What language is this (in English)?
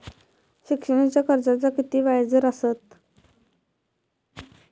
Marathi